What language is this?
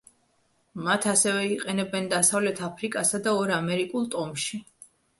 Georgian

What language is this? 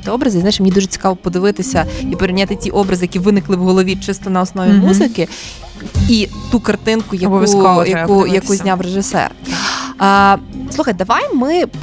Ukrainian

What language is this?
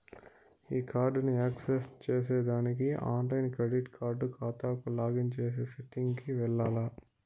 Telugu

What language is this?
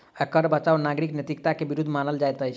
Maithili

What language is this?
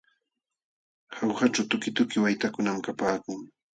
Jauja Wanca Quechua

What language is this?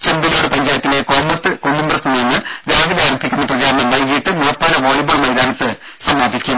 Malayalam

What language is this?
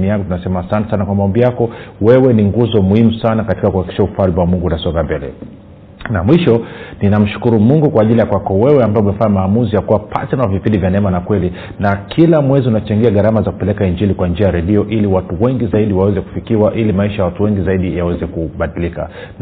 Swahili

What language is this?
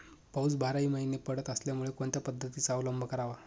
Marathi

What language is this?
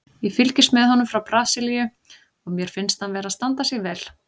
Icelandic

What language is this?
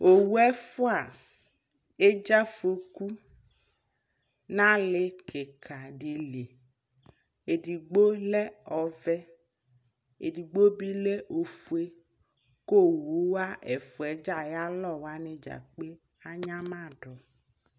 Ikposo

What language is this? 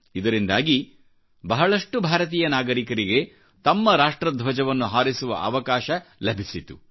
Kannada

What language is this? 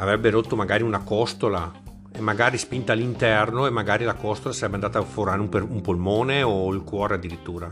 Italian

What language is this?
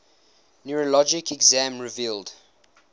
English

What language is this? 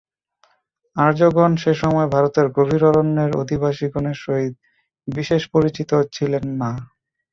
Bangla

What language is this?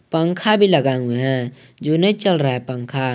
Hindi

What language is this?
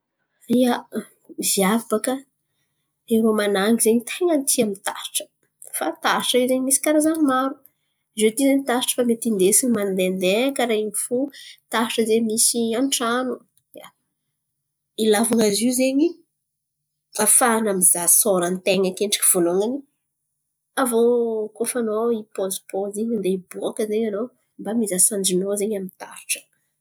Antankarana Malagasy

